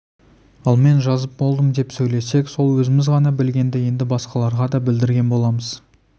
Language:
Kazakh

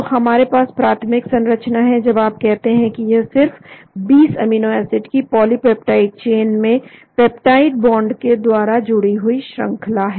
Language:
Hindi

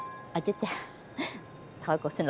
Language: Vietnamese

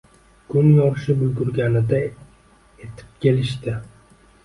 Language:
Uzbek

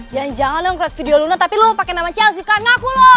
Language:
Indonesian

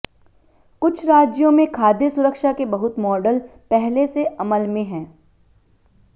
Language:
Hindi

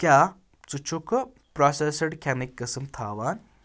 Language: Kashmiri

